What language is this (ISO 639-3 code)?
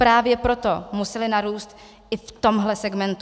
ces